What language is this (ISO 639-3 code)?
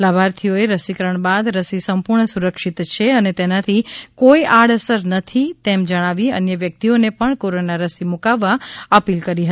guj